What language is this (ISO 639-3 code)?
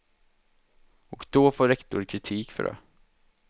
swe